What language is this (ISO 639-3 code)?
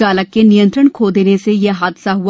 hin